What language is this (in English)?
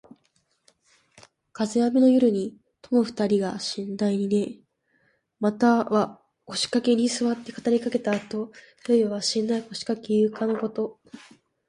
Japanese